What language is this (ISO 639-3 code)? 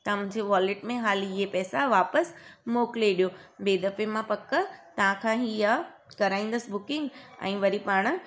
snd